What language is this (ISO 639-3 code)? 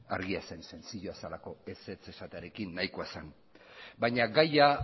eus